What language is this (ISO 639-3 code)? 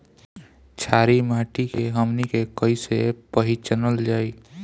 bho